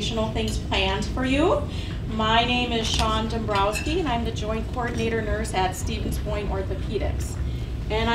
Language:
English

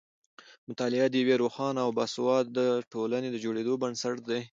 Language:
Pashto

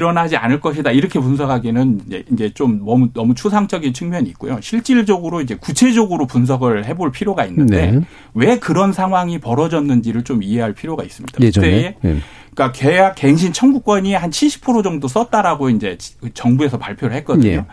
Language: Korean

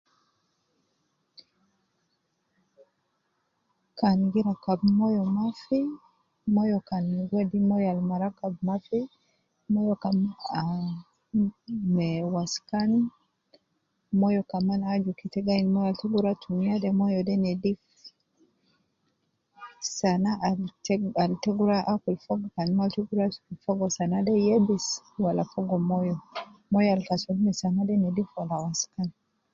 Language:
Nubi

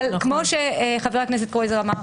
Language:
Hebrew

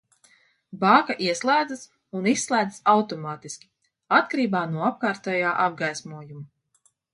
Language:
Latvian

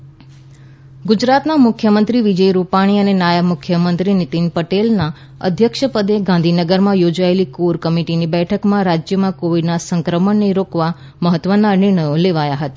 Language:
Gujarati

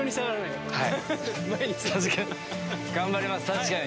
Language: Japanese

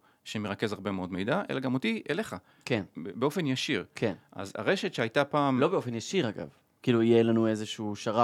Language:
Hebrew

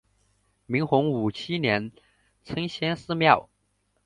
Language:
Chinese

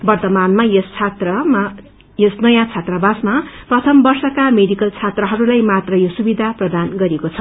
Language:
Nepali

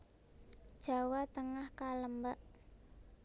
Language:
Javanese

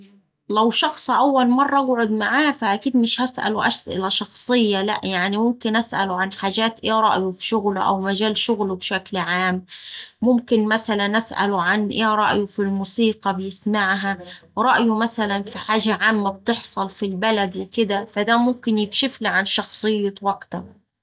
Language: Saidi Arabic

